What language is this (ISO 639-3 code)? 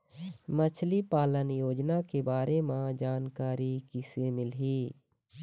hne